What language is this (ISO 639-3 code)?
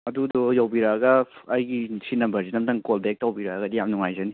mni